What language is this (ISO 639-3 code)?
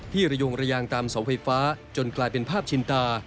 tha